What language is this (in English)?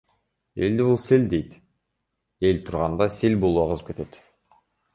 Kyrgyz